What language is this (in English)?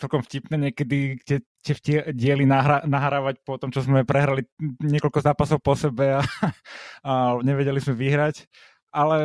Slovak